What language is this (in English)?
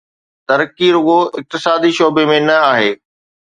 Sindhi